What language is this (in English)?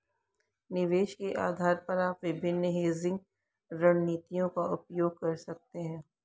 Hindi